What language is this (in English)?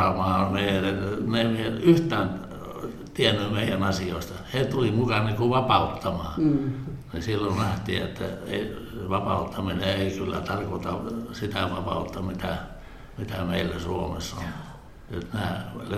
Finnish